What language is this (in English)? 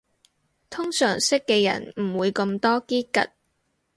Cantonese